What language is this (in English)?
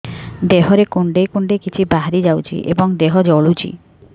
Odia